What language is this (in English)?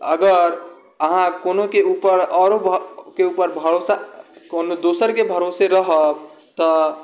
Maithili